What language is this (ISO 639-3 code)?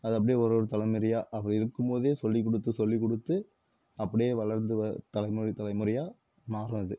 tam